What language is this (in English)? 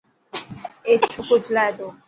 Dhatki